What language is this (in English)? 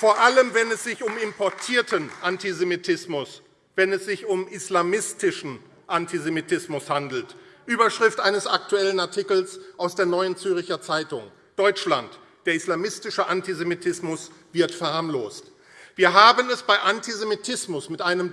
German